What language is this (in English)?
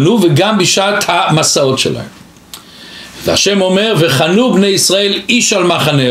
Hebrew